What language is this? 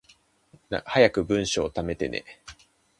Japanese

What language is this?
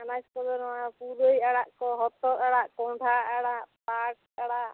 Santali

